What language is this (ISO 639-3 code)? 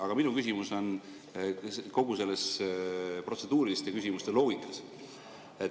est